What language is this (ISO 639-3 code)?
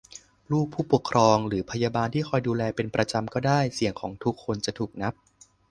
tha